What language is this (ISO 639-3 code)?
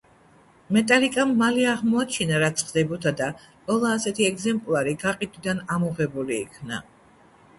kat